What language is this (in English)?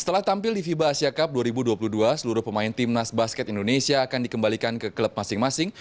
Indonesian